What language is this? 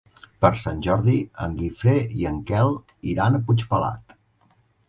Catalan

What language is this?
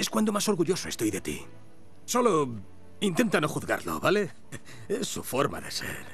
Spanish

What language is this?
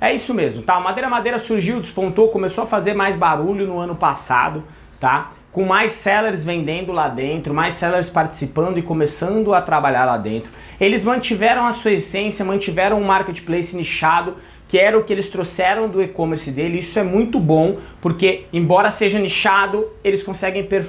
Portuguese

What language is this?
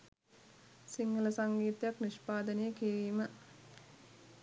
Sinhala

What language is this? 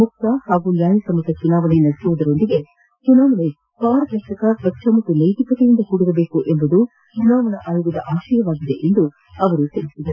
Kannada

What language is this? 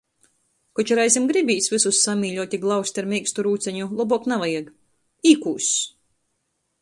Latgalian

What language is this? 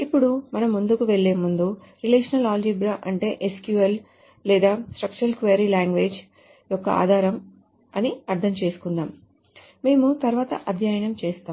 Telugu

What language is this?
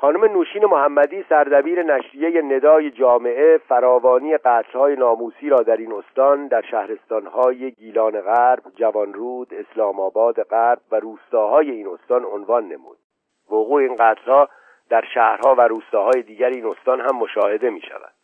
Persian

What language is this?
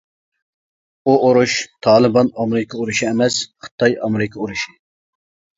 Uyghur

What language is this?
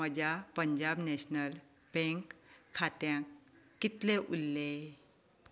Konkani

